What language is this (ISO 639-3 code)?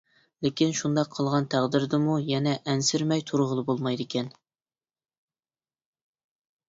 uig